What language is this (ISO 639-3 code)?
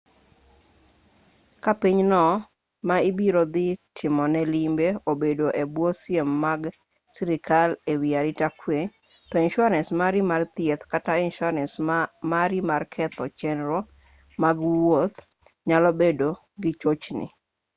luo